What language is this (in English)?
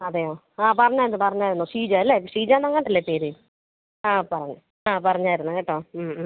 Malayalam